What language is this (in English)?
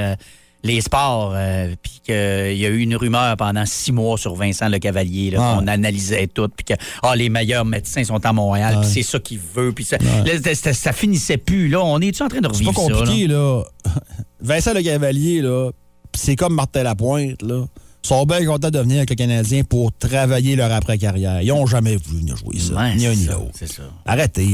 French